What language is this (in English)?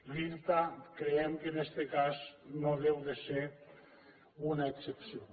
Catalan